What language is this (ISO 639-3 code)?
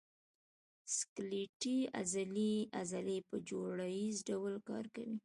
pus